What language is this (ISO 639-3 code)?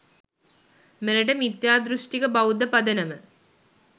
sin